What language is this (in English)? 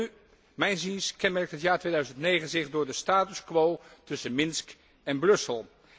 Dutch